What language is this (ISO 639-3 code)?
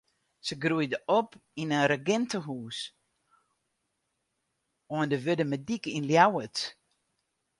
fry